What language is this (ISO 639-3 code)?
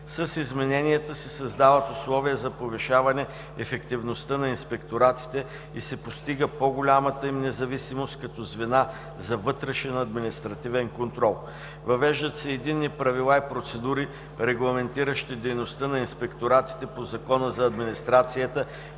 bul